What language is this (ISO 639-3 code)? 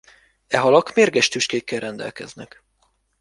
hun